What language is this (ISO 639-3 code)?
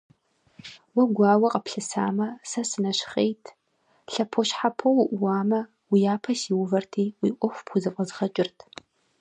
kbd